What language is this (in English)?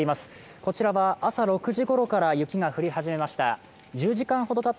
Japanese